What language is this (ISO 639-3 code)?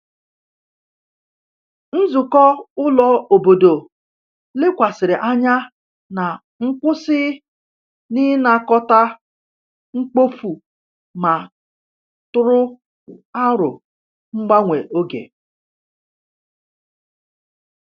ibo